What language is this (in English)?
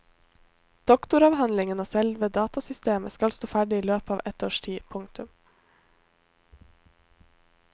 Norwegian